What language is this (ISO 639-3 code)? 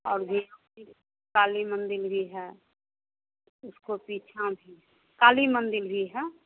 hin